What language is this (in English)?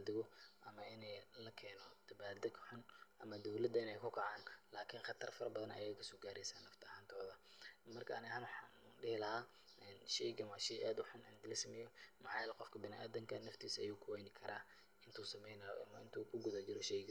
Somali